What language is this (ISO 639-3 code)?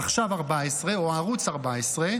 heb